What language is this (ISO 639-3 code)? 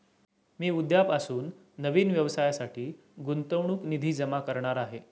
mar